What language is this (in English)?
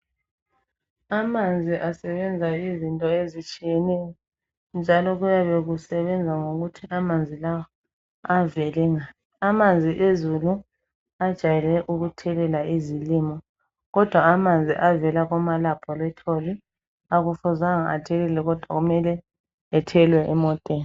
North Ndebele